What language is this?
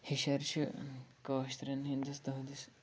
Kashmiri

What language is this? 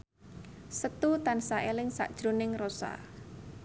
Javanese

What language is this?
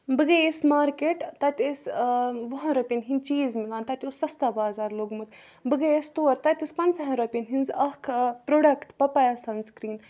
Kashmiri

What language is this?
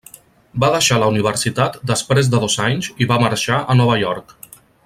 Catalan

